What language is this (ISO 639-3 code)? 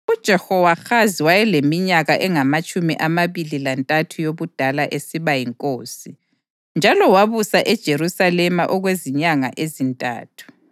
nde